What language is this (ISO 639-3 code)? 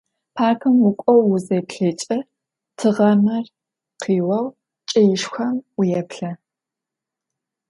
ady